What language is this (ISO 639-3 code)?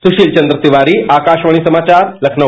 hin